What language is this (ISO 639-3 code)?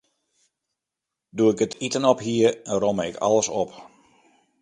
fry